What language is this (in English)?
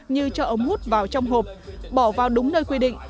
Vietnamese